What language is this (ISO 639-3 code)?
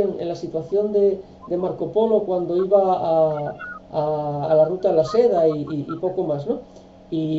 spa